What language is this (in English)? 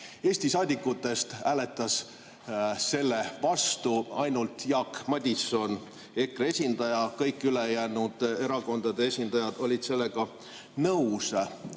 Estonian